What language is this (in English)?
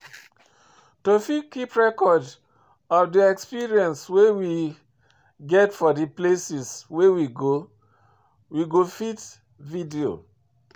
Nigerian Pidgin